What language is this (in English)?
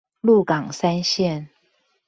Chinese